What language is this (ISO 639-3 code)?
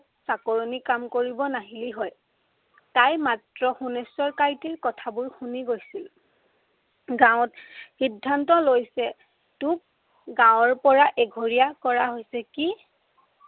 asm